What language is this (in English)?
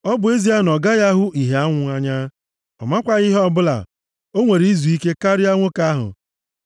Igbo